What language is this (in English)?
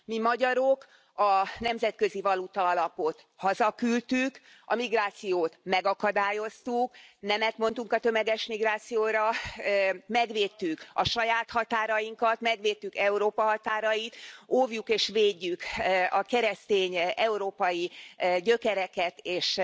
Hungarian